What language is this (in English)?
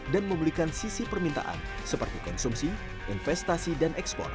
Indonesian